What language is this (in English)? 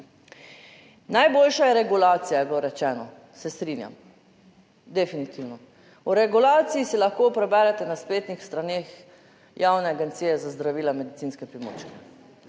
Slovenian